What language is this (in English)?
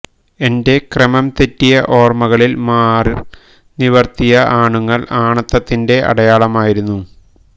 Malayalam